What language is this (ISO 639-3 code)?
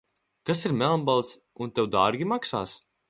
lav